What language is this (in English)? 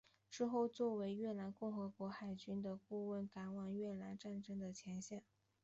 Chinese